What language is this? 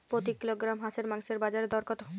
Bangla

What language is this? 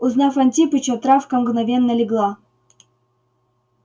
Russian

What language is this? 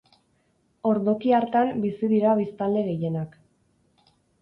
Basque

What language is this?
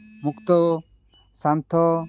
Odia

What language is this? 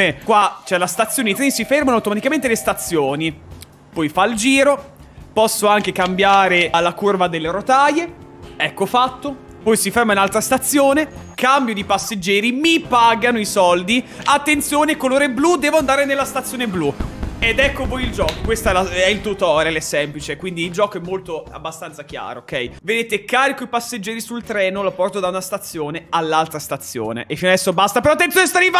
Italian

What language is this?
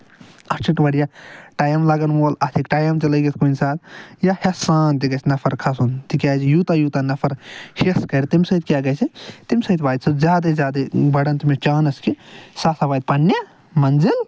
Kashmiri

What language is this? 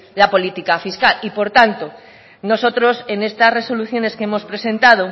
Spanish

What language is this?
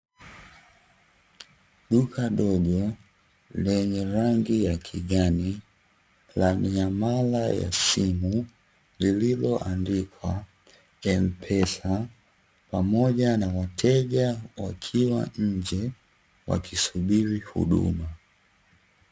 Swahili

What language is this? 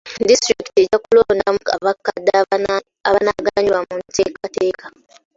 Ganda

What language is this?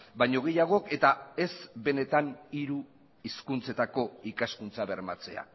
Basque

